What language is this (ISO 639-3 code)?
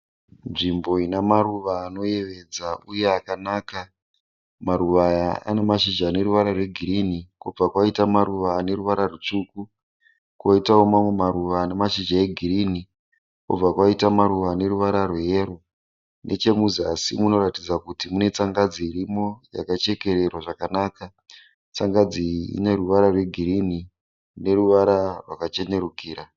sna